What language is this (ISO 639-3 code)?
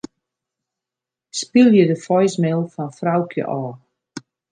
fry